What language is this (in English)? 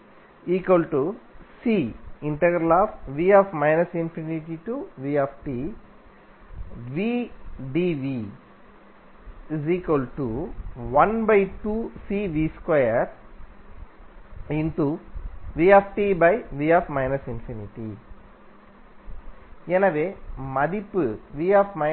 Tamil